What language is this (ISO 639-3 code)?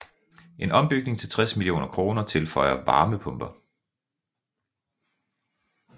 dan